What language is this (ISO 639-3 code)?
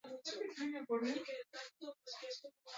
eus